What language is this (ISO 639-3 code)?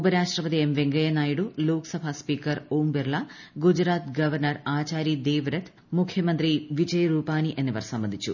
mal